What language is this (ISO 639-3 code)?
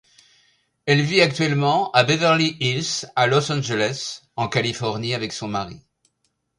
fra